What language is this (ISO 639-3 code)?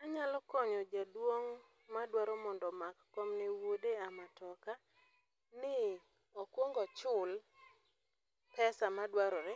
luo